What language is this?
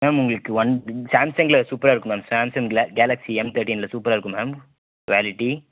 Tamil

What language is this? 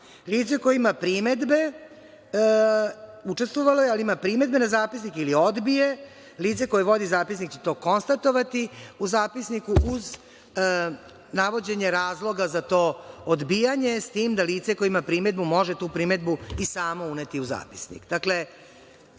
Serbian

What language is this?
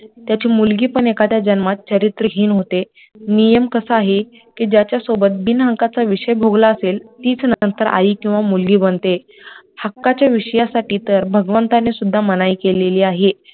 Marathi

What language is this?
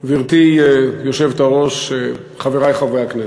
Hebrew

